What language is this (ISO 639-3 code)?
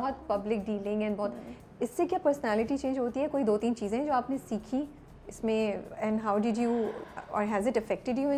urd